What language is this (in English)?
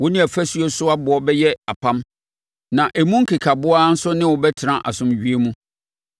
Akan